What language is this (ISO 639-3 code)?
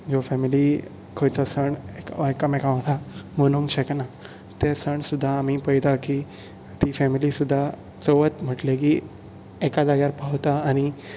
kok